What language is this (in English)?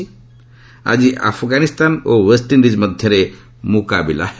Odia